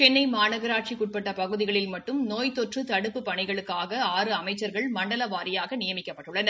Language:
Tamil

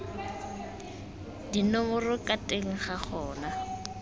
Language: Tswana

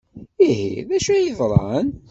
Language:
Kabyle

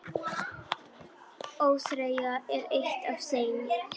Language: Icelandic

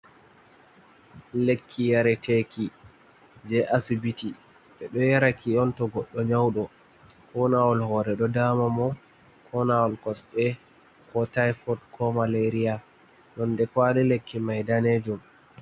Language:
Fula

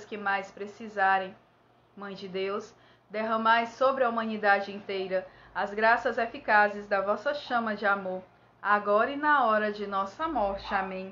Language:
Portuguese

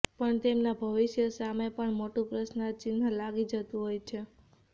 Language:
Gujarati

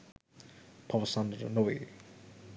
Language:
Sinhala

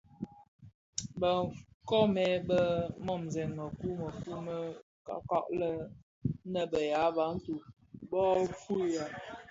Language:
Bafia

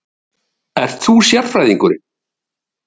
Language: Icelandic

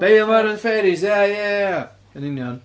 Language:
Welsh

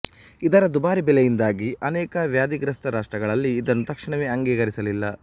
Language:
Kannada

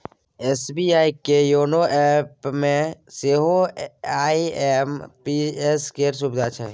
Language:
Maithili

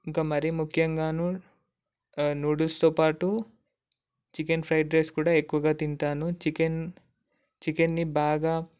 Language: Telugu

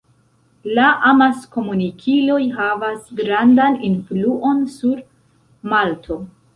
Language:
Esperanto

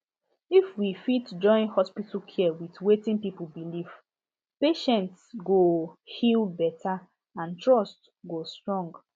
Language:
Nigerian Pidgin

